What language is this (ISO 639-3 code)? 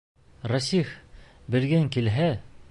bak